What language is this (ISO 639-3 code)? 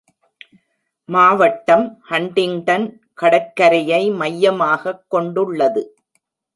tam